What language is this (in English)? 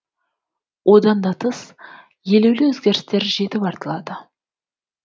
Kazakh